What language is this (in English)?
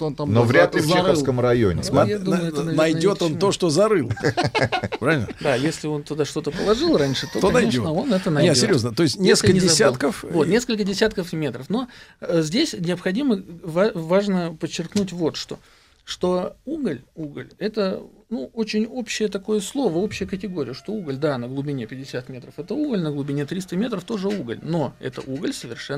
Russian